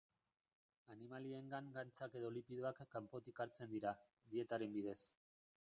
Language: Basque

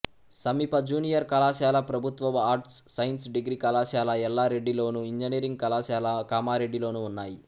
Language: Telugu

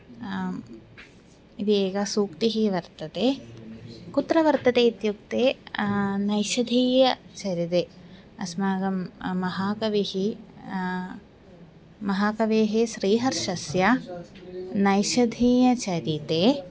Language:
Sanskrit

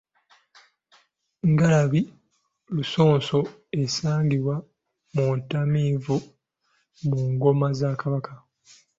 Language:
Ganda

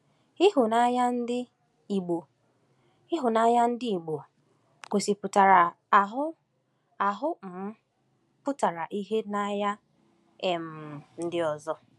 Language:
Igbo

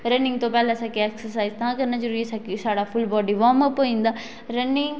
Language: Dogri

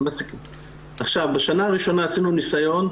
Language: Hebrew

